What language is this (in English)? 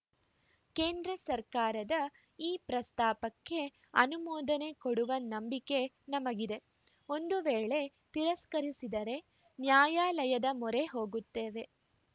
Kannada